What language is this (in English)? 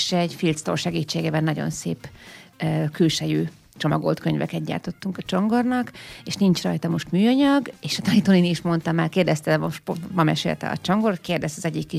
Hungarian